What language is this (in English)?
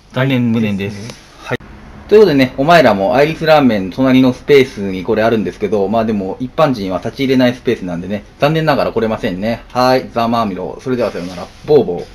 Japanese